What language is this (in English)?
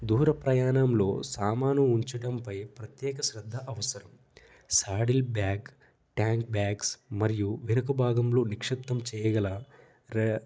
Telugu